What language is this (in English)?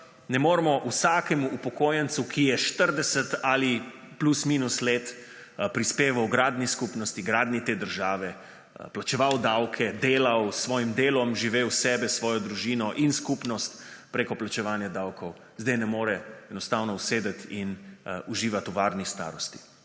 Slovenian